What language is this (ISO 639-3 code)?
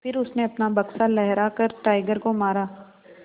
hin